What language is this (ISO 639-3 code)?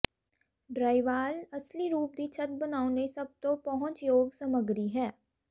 pan